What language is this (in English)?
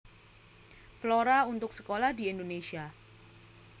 Javanese